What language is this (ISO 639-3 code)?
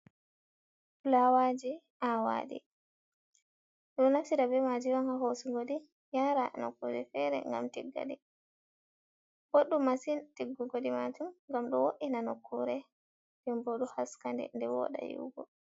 ful